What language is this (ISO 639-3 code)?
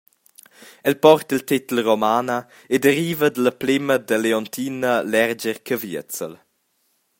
roh